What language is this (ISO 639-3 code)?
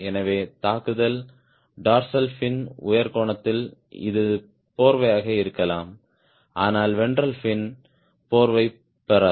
tam